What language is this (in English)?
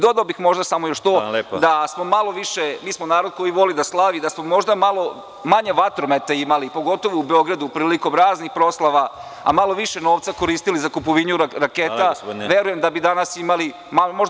Serbian